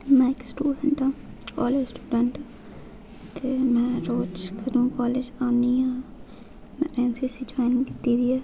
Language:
Dogri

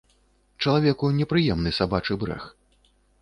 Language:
Belarusian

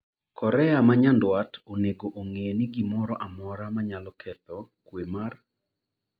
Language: Luo (Kenya and Tanzania)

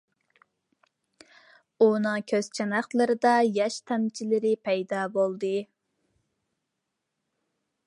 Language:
Uyghur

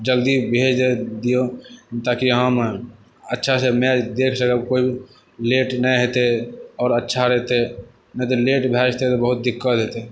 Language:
Maithili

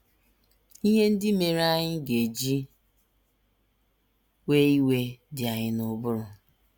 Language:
Igbo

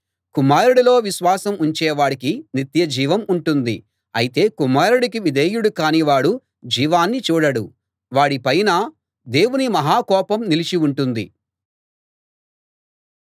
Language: Telugu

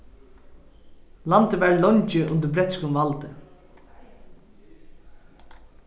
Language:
Faroese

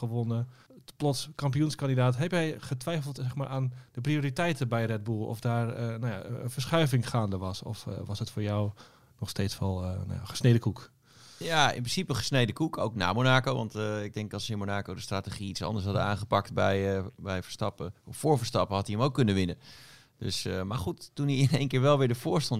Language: Dutch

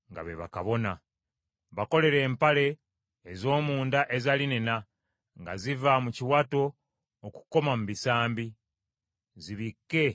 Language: Ganda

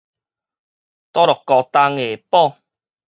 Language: Min Nan Chinese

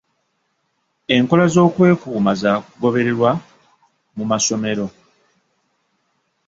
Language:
Ganda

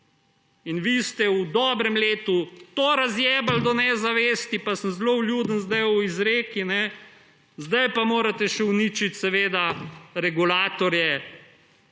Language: Slovenian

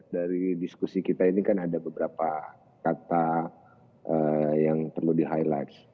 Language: Indonesian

